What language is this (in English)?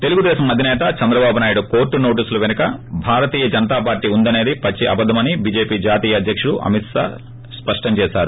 Telugu